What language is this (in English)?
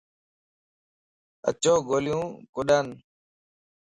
Lasi